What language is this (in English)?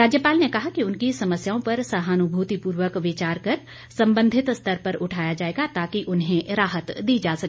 Hindi